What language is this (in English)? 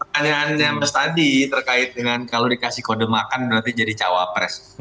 Indonesian